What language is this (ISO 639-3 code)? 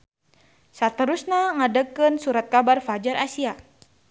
sun